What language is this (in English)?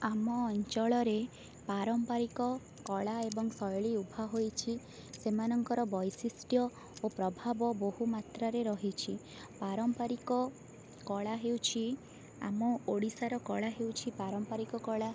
Odia